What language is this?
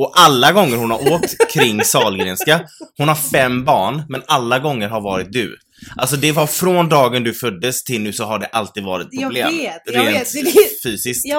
Swedish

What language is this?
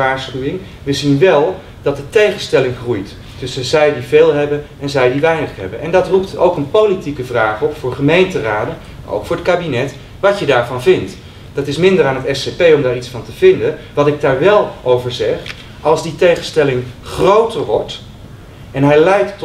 Dutch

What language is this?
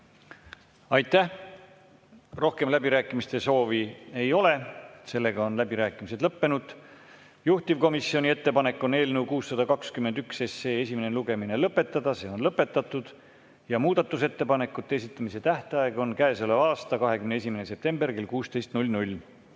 Estonian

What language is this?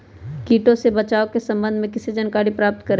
Magahi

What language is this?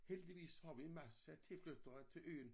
Danish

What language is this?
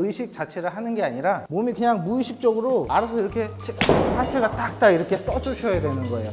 Korean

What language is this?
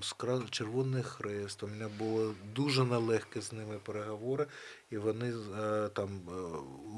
Ukrainian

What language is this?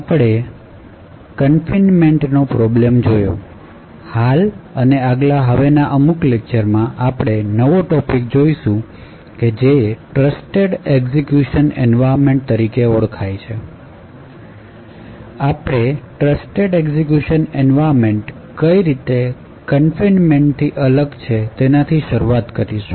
Gujarati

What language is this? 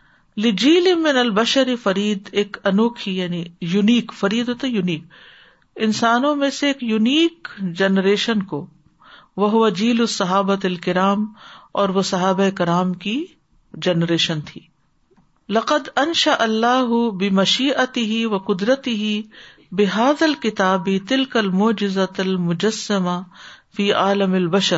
Urdu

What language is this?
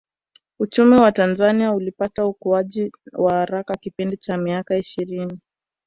Swahili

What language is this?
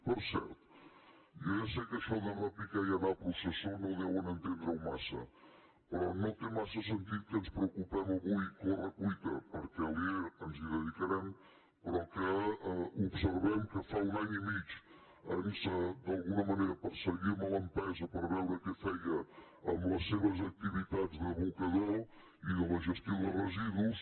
Catalan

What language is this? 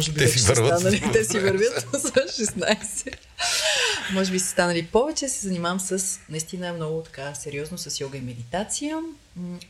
Bulgarian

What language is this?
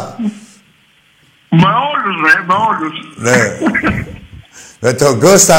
Greek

